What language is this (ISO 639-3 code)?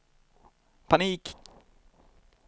swe